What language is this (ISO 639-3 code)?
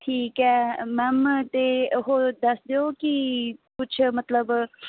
pan